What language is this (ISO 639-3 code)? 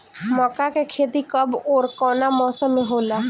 bho